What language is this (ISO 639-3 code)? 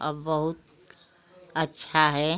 hin